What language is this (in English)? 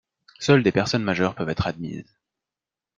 French